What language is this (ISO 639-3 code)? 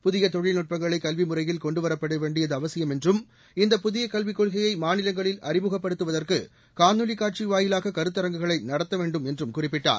tam